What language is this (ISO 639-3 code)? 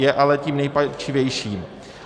ces